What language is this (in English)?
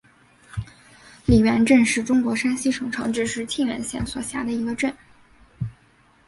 Chinese